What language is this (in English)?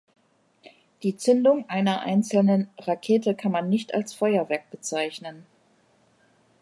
German